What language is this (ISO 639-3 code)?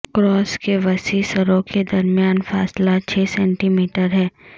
urd